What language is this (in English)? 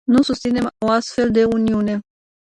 Romanian